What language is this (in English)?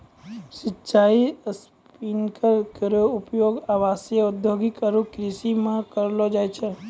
Maithili